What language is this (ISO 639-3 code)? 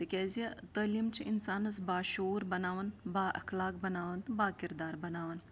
kas